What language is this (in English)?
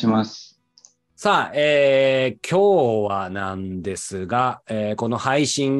Japanese